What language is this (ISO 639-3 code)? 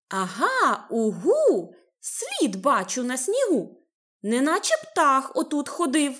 ukr